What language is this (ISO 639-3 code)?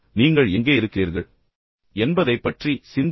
tam